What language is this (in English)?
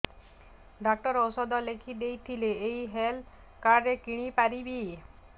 Odia